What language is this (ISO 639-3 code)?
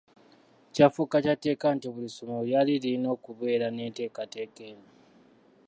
lug